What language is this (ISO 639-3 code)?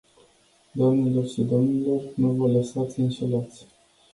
ron